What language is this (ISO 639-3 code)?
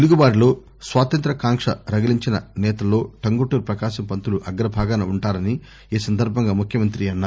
tel